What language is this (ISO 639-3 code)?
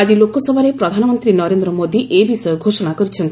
ori